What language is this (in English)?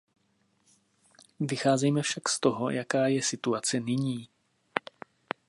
Czech